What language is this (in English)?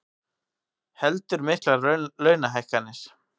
Icelandic